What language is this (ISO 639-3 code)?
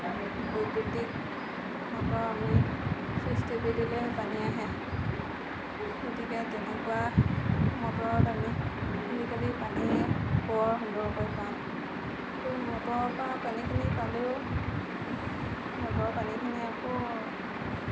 asm